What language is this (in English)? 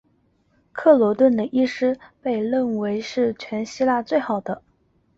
Chinese